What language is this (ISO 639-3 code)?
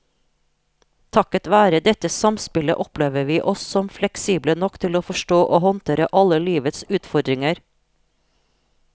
nor